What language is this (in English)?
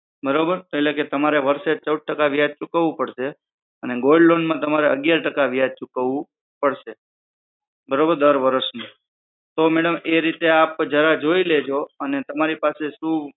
Gujarati